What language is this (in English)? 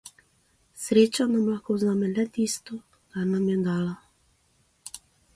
Slovenian